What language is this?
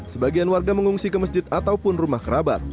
Indonesian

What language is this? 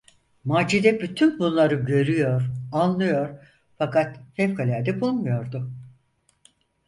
Turkish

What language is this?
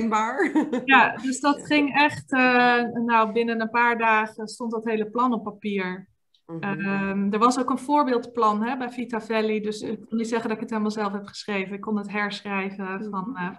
Dutch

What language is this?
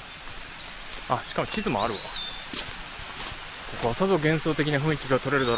Japanese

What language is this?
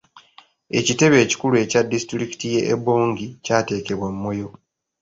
Ganda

